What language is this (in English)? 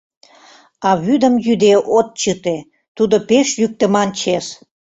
Mari